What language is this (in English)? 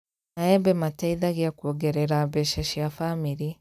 Kikuyu